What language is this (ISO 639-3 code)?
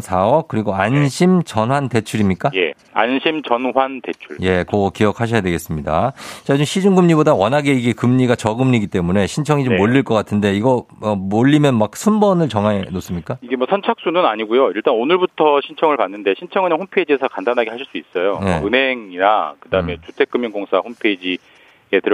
kor